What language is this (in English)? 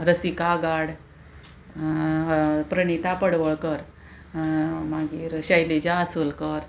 Konkani